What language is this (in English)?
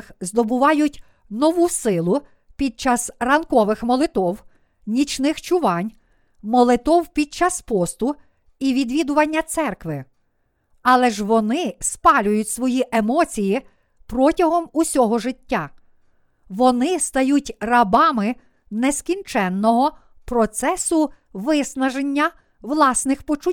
Ukrainian